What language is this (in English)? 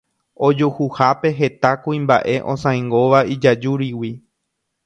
Guarani